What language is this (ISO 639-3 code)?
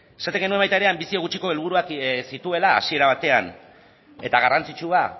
eus